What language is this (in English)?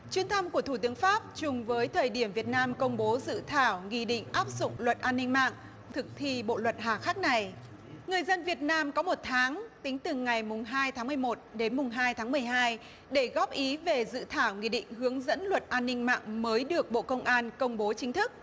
Vietnamese